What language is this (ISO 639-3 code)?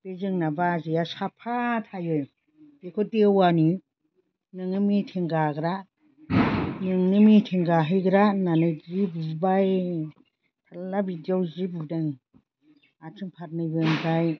brx